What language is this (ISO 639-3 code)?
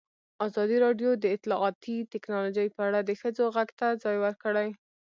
pus